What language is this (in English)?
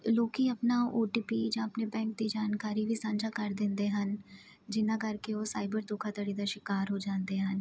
Punjabi